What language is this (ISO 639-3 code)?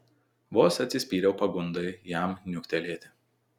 lit